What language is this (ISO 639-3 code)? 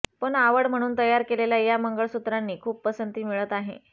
mar